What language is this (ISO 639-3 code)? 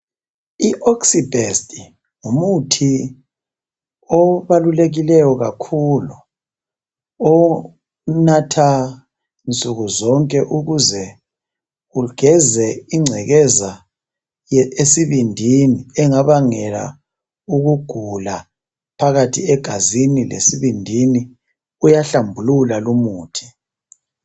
nde